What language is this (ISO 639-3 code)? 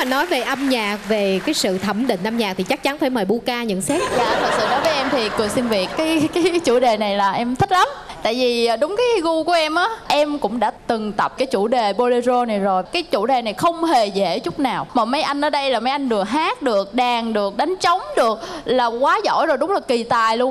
vie